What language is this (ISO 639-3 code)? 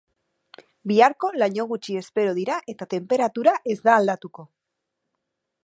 eus